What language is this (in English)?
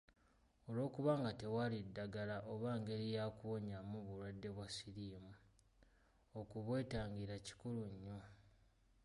Ganda